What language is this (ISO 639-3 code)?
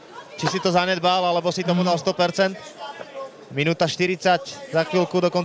slk